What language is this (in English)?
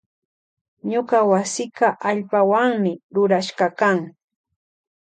Loja Highland Quichua